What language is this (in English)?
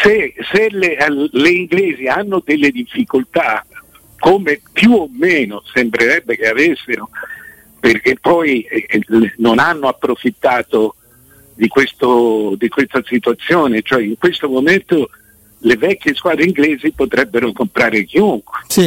Italian